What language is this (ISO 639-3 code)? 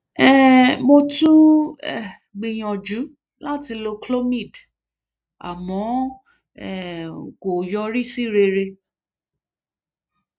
yor